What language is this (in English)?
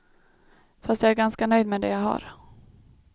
Swedish